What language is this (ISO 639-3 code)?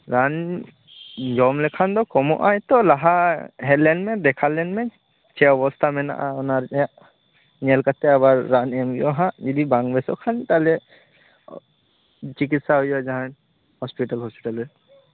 sat